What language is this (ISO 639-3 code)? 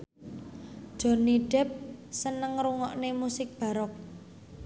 jav